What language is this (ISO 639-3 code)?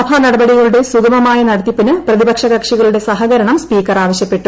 mal